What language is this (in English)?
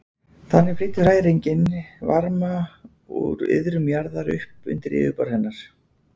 Icelandic